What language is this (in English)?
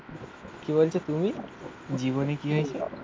Bangla